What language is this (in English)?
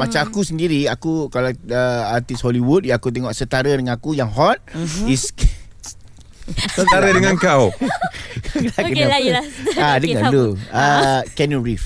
Malay